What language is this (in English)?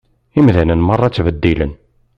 Kabyle